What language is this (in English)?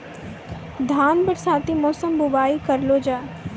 Maithili